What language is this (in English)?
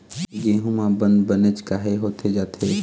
Chhattisgarhi